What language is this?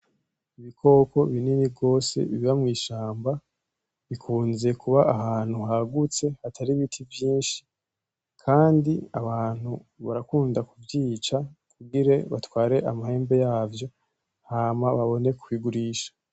Rundi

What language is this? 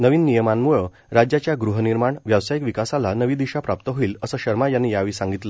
Marathi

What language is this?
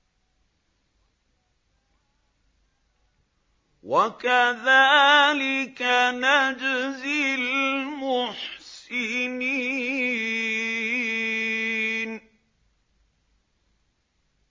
Arabic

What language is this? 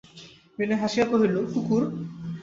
Bangla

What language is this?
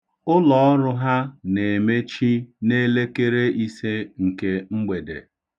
Igbo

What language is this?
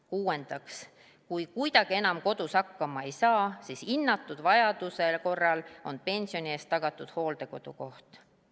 Estonian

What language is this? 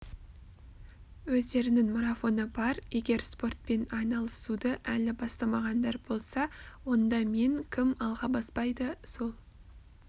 Kazakh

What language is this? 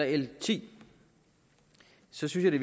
Danish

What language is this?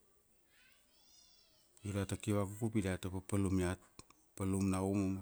Kuanua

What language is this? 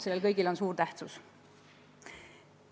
Estonian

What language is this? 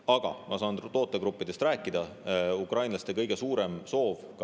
Estonian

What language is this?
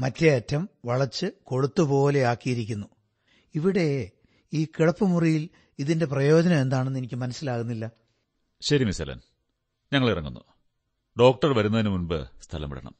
Malayalam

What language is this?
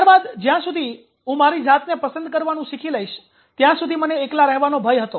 Gujarati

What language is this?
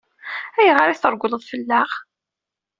Kabyle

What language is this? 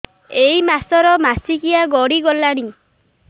Odia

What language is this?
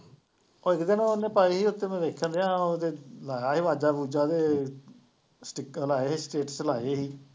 Punjabi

